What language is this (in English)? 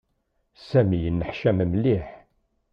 Kabyle